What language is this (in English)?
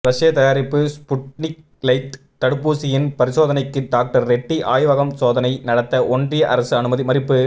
Tamil